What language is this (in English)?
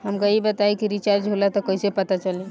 Bhojpuri